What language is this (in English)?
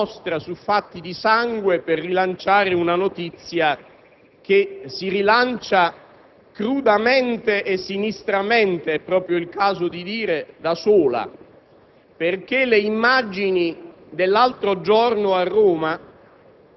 Italian